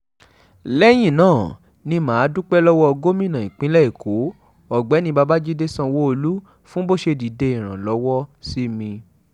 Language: Yoruba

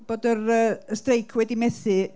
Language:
Welsh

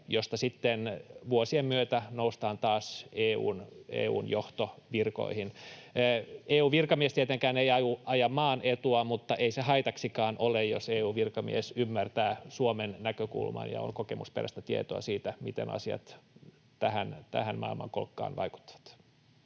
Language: Finnish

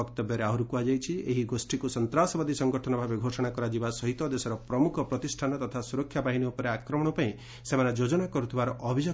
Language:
Odia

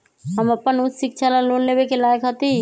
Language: Magahi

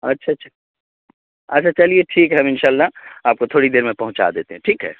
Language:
Urdu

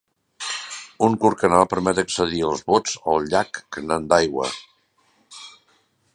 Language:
Catalan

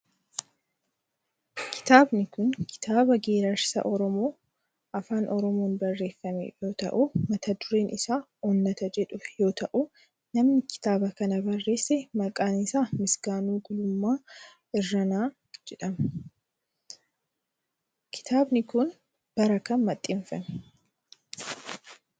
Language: Oromo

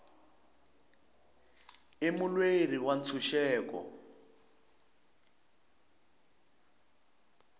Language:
Tsonga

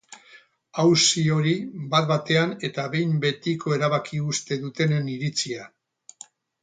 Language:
Basque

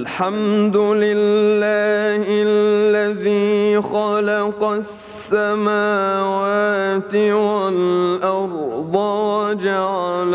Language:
Arabic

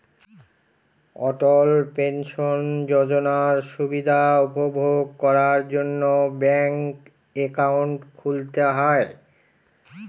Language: Bangla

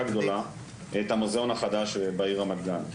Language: Hebrew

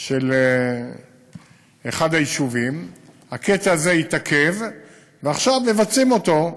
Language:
Hebrew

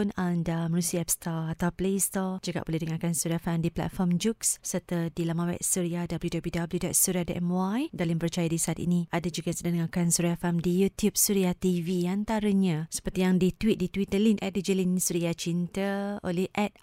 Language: Malay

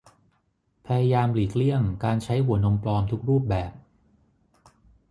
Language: Thai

